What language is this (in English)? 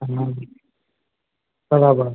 Gujarati